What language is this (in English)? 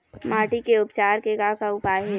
Chhattisgarhi